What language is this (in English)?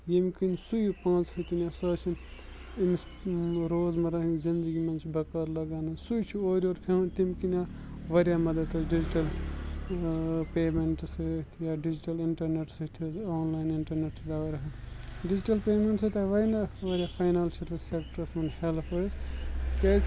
Kashmiri